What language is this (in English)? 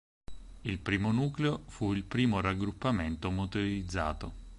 Italian